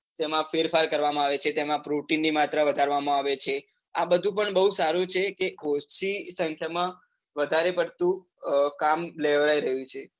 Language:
Gujarati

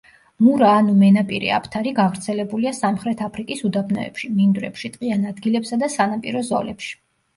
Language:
Georgian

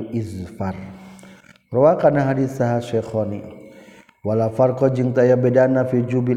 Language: Malay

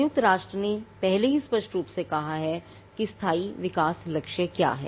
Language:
Hindi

